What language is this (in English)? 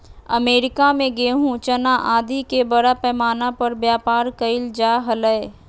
Magahi